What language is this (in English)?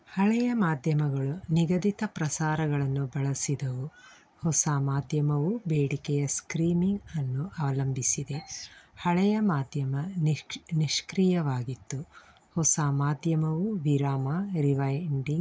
Kannada